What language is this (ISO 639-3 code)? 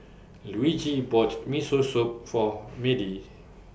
eng